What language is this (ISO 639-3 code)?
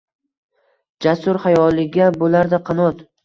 uzb